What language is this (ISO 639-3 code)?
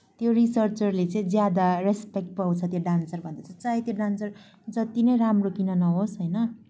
nep